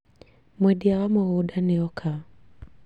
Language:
Kikuyu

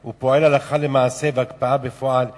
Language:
Hebrew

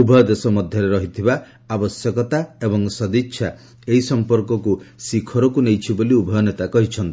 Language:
Odia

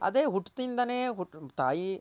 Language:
Kannada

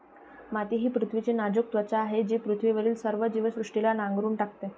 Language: Marathi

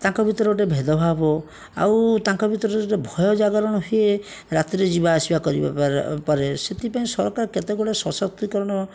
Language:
Odia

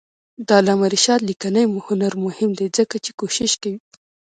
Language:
Pashto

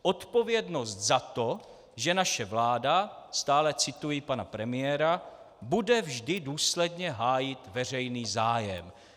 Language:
Czech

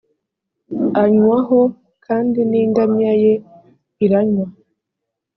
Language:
Kinyarwanda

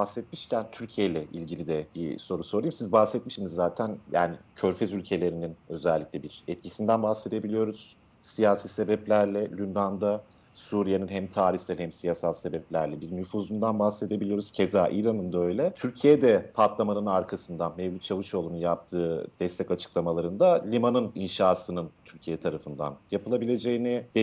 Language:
Turkish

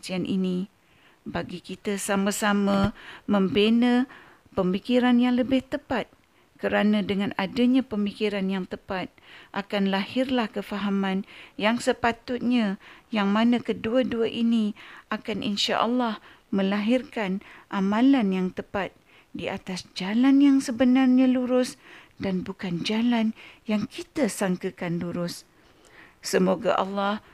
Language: Malay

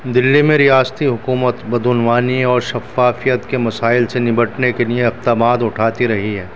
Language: Urdu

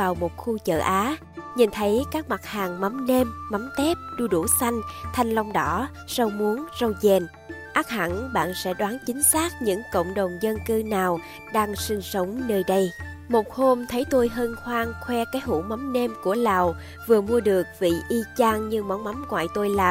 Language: Vietnamese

